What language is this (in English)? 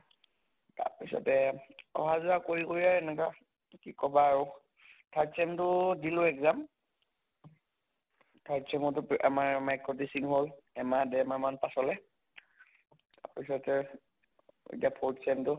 Assamese